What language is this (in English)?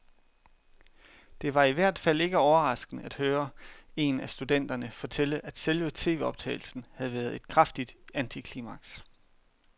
Danish